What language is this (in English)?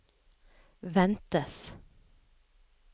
Norwegian